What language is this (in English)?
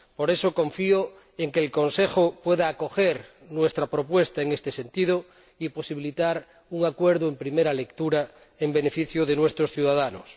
Spanish